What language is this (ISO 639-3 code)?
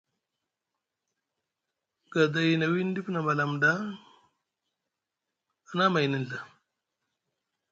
mug